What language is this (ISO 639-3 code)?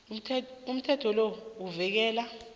nbl